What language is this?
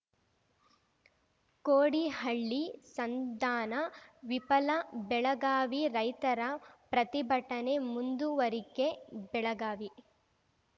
Kannada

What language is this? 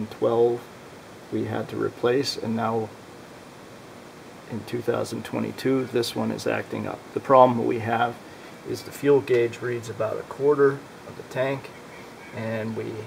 English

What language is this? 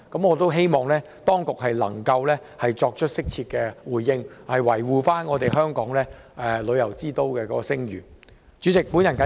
Cantonese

